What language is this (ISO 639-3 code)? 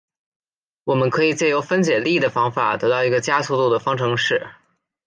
zho